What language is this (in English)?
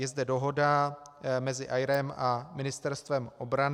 Czech